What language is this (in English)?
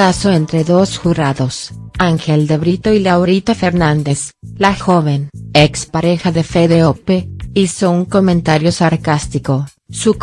Spanish